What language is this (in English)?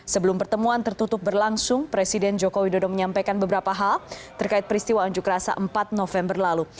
Indonesian